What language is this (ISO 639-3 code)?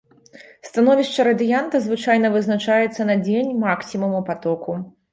bel